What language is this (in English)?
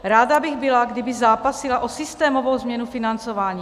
Czech